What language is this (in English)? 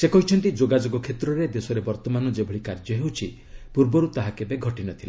Odia